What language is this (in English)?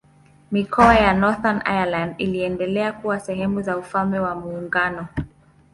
Swahili